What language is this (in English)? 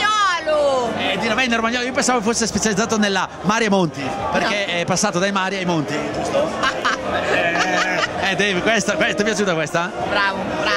Italian